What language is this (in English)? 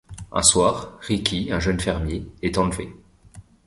French